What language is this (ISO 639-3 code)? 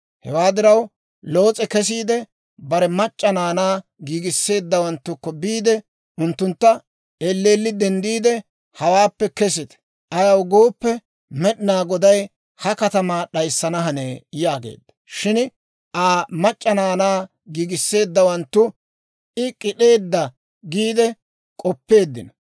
dwr